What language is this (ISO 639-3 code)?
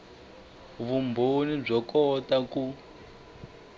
tso